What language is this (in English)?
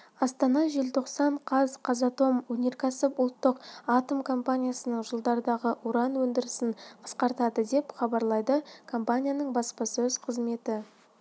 Kazakh